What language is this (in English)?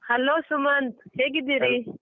Kannada